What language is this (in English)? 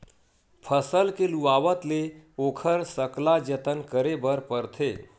Chhattisgarhi